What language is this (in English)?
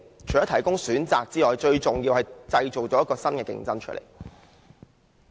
Cantonese